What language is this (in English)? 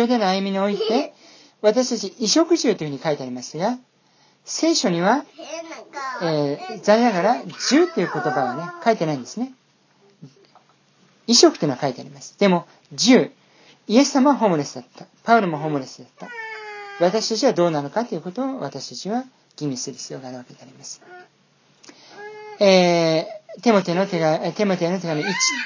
Japanese